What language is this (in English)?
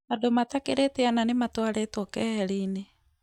Kikuyu